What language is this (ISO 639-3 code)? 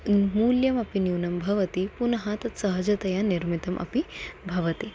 san